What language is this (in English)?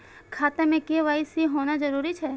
Maithili